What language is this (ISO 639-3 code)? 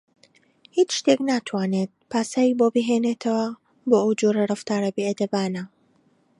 ckb